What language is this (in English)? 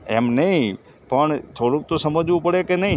Gujarati